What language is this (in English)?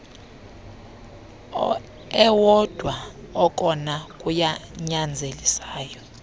Xhosa